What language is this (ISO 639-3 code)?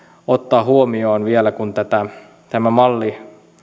fin